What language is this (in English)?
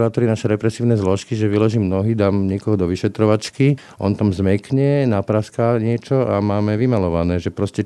Slovak